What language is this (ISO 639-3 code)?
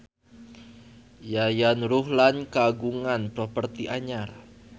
sun